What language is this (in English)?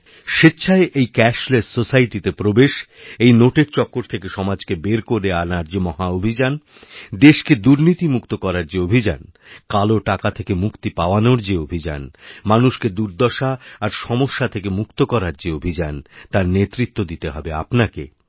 Bangla